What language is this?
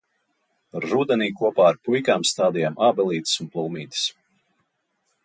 Latvian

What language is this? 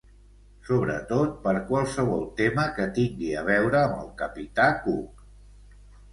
Catalan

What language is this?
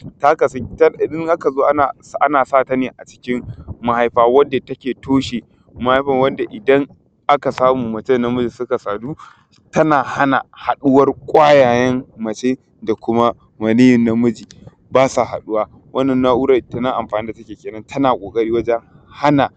Hausa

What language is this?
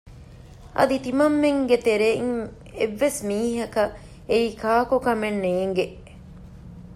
Divehi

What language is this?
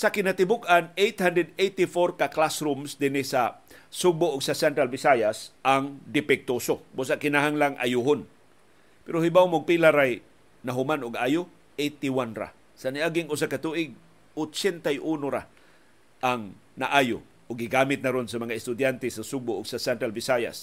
Filipino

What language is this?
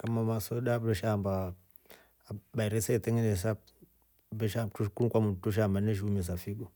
Rombo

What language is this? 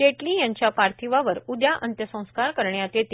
Marathi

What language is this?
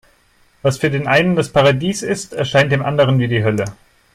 German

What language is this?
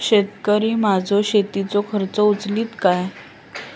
Marathi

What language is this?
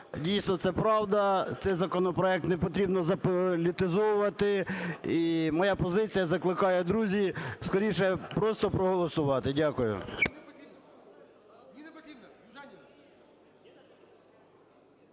Ukrainian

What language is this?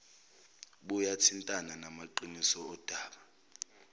Zulu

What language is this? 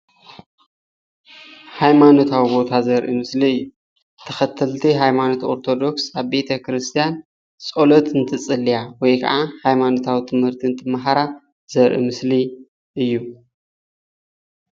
Tigrinya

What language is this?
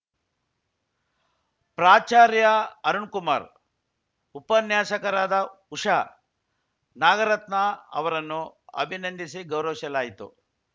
Kannada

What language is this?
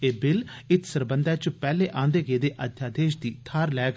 Dogri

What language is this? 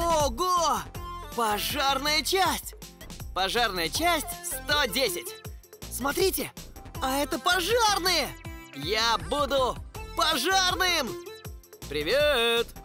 Russian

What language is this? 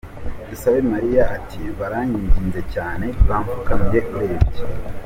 Kinyarwanda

